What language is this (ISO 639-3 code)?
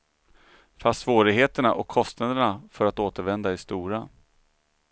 swe